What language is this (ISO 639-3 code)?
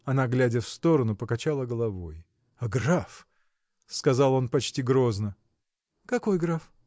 rus